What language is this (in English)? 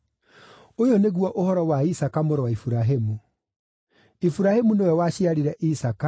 Kikuyu